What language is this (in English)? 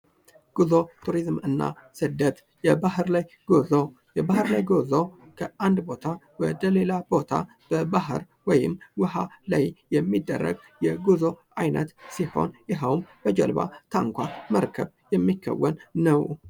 Amharic